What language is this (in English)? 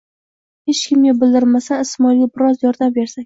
Uzbek